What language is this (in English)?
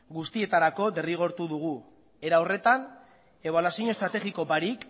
Basque